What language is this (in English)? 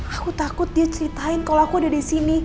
Indonesian